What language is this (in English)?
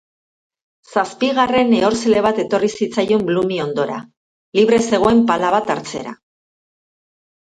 Basque